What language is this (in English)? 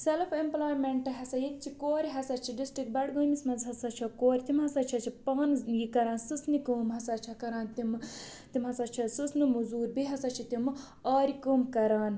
Kashmiri